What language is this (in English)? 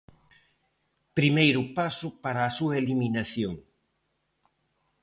Galician